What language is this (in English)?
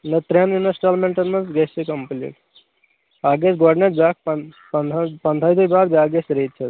Kashmiri